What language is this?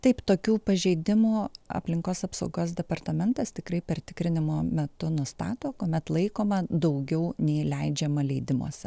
Lithuanian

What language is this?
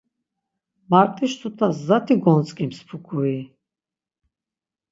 Laz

